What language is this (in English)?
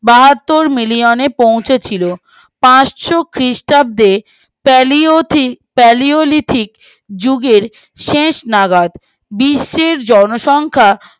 Bangla